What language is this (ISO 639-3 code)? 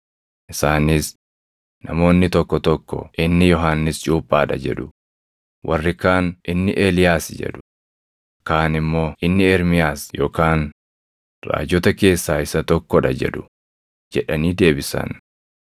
orm